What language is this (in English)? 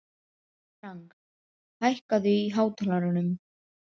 Icelandic